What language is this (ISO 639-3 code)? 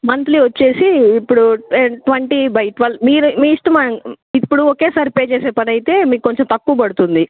tel